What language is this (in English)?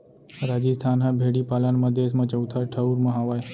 Chhattisgarhi